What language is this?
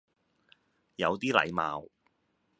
Cantonese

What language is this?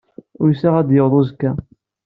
Kabyle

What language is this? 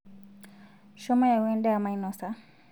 Masai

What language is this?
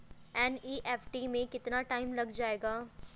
Hindi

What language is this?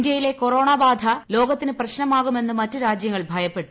Malayalam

